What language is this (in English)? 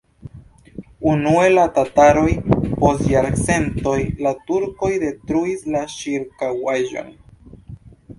Esperanto